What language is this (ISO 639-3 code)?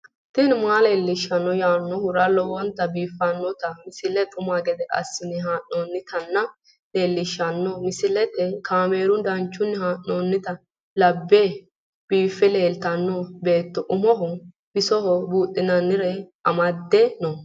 sid